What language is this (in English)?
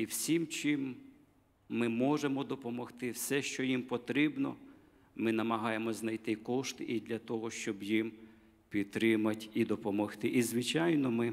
Ukrainian